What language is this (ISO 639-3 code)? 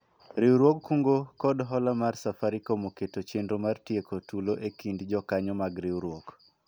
luo